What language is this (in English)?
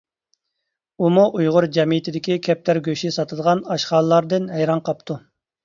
Uyghur